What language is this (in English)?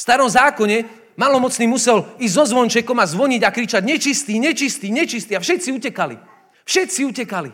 Slovak